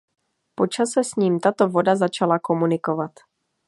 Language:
Czech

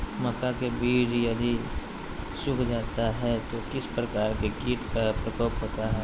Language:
Magahi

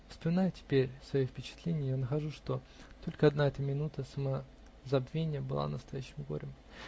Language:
Russian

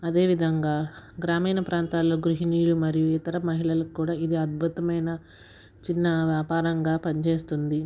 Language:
Telugu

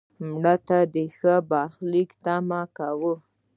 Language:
Pashto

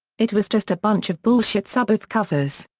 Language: English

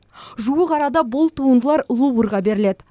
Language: Kazakh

